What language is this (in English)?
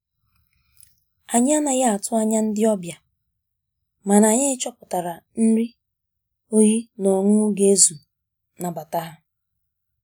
Igbo